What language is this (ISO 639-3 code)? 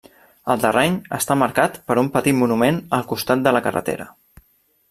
cat